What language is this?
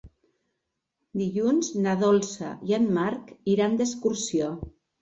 Catalan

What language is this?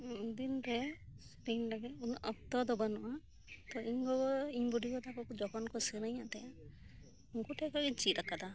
Santali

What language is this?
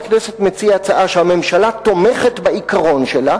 Hebrew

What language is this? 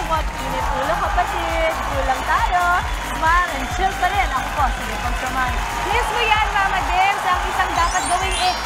Filipino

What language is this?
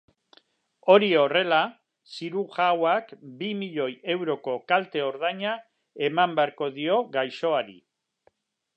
Basque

